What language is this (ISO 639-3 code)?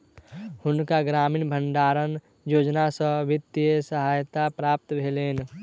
mai